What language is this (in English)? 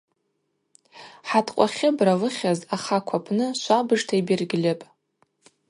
Abaza